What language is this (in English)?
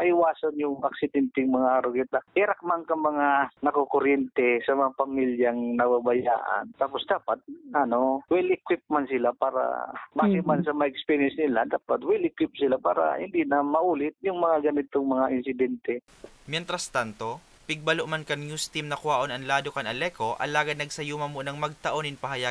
Filipino